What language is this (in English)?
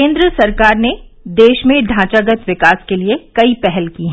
Hindi